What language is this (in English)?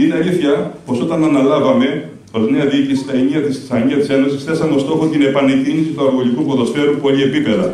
Greek